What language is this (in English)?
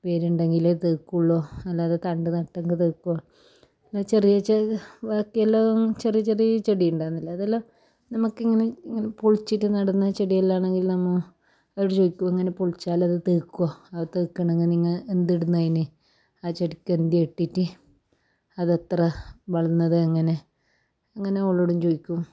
Malayalam